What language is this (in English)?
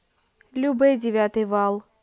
Russian